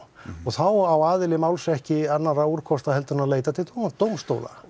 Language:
Icelandic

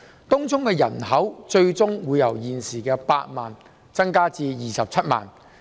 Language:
Cantonese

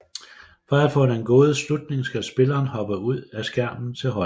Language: Danish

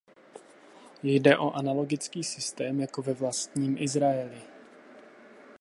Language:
Czech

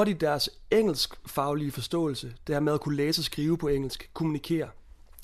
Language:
Danish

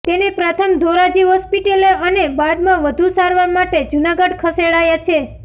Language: Gujarati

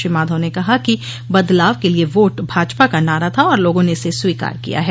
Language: Hindi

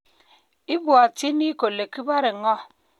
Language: Kalenjin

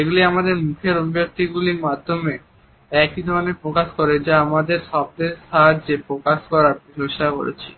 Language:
Bangla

